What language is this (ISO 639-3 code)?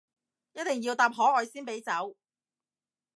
yue